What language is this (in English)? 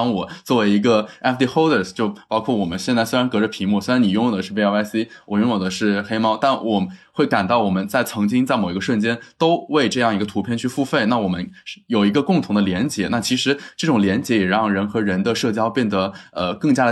Chinese